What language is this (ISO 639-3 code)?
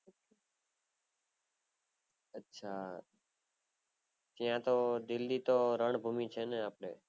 guj